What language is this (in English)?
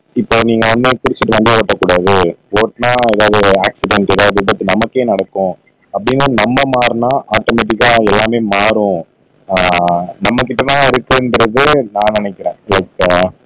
Tamil